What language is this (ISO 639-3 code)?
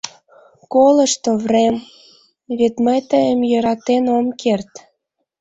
chm